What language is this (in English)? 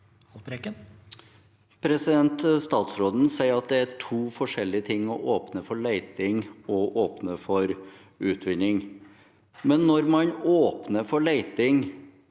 Norwegian